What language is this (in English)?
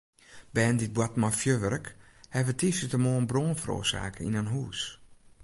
Western Frisian